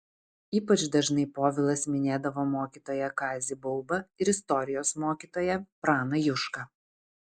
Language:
Lithuanian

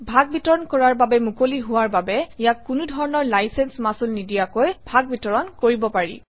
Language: Assamese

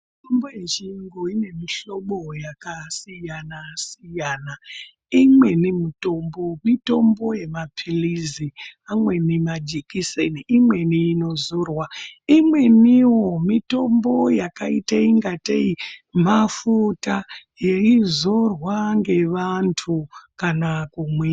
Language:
Ndau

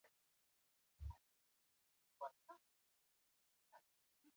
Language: Chinese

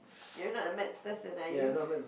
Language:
English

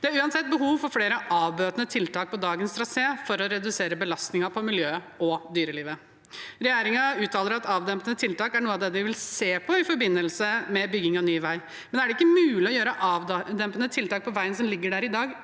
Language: Norwegian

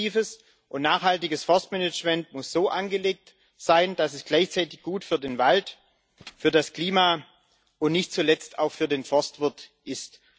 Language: German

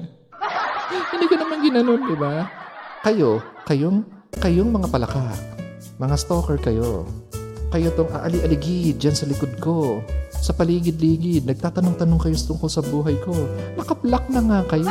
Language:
Filipino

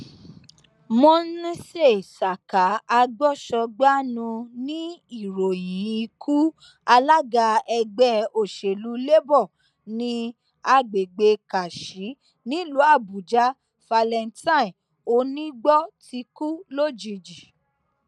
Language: Yoruba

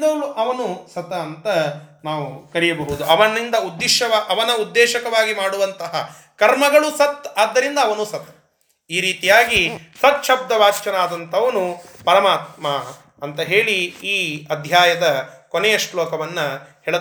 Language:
Kannada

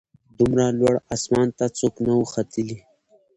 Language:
Pashto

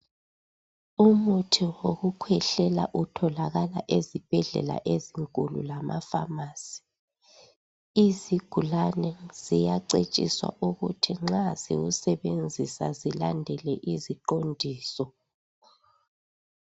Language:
North Ndebele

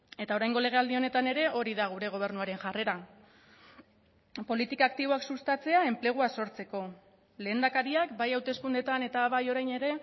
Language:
Basque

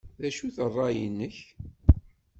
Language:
Kabyle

